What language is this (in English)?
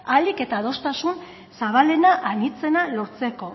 Basque